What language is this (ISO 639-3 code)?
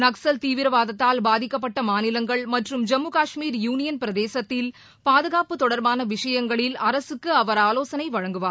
tam